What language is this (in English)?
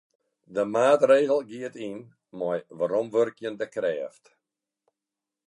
Western Frisian